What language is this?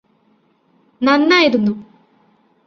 Malayalam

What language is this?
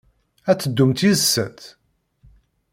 Kabyle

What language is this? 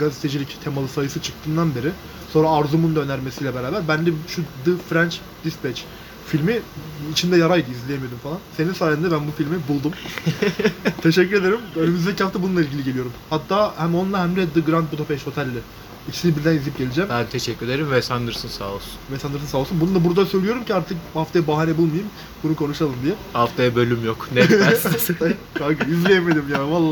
Turkish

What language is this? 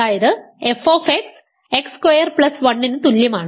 Malayalam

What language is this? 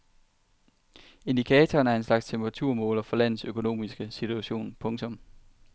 Danish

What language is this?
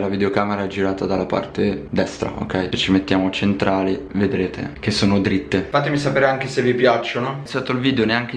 Italian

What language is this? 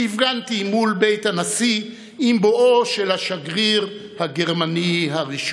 Hebrew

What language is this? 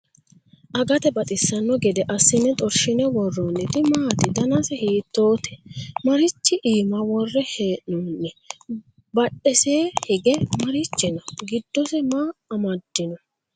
Sidamo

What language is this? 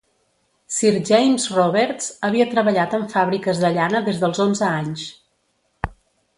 Catalan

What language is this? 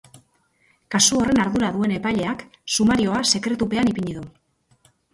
Basque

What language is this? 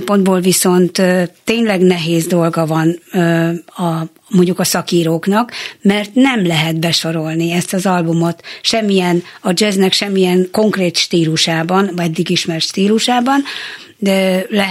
Hungarian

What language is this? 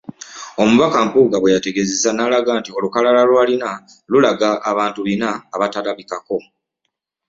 Ganda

